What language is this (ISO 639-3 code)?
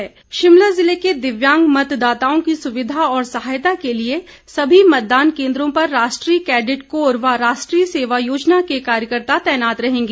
hin